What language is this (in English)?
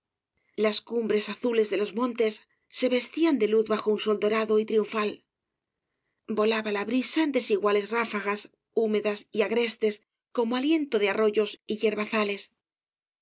Spanish